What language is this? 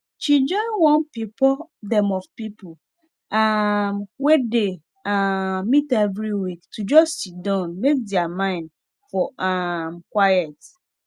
Nigerian Pidgin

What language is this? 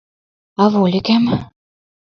Mari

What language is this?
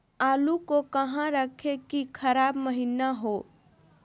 Magahi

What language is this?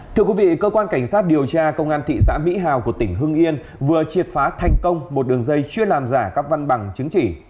Vietnamese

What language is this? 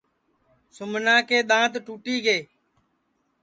Sansi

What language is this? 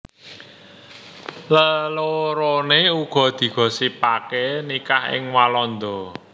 Javanese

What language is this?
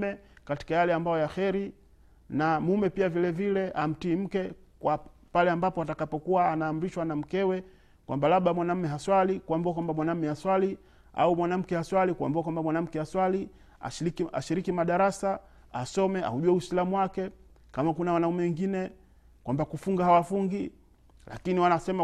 Swahili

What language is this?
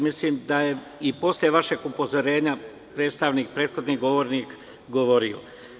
Serbian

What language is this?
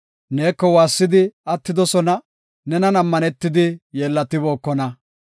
Gofa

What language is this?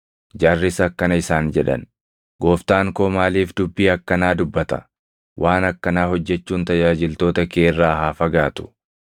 Oromo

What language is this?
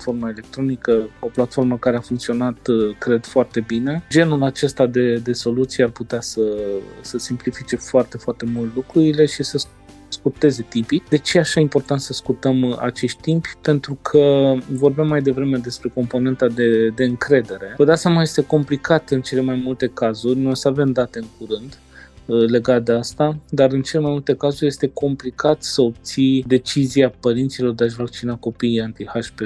Romanian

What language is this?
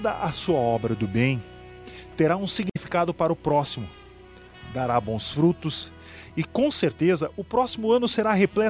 Portuguese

